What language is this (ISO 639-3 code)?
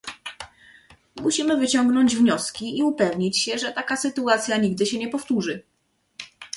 pol